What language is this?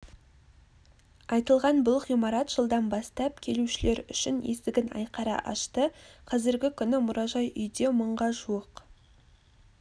Kazakh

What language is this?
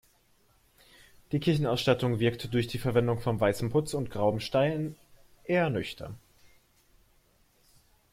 German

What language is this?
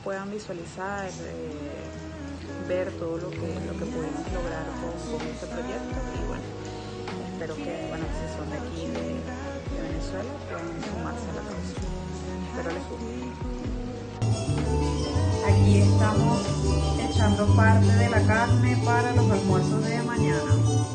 Spanish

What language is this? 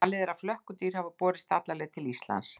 Icelandic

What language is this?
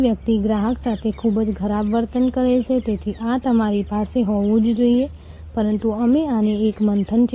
Gujarati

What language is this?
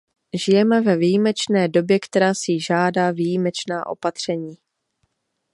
Czech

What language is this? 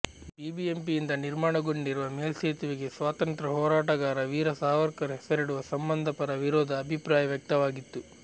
Kannada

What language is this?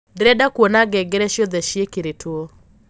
Kikuyu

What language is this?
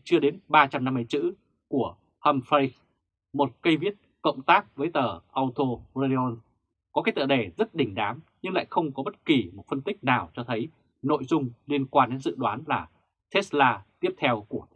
Vietnamese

